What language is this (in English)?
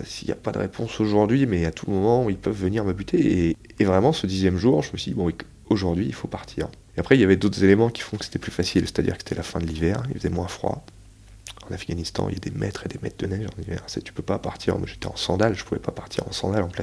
French